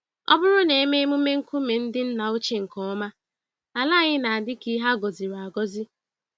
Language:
Igbo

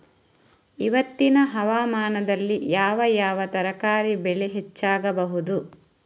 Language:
Kannada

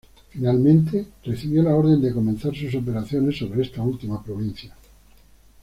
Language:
Spanish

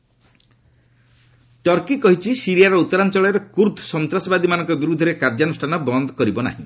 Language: Odia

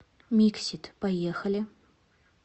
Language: Russian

